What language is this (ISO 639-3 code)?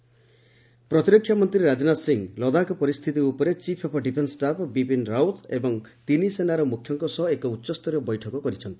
ori